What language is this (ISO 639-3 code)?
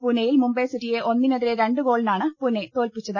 mal